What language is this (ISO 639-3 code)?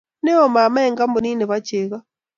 kln